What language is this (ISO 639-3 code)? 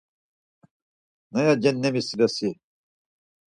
lzz